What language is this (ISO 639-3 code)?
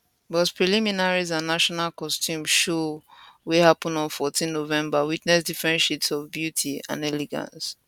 pcm